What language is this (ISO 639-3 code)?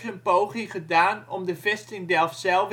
nld